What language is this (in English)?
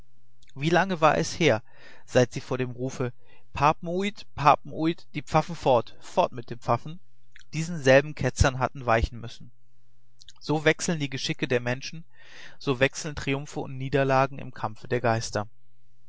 German